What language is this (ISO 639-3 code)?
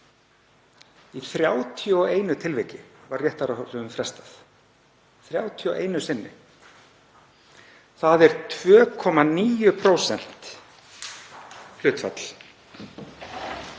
isl